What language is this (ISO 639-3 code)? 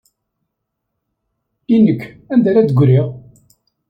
kab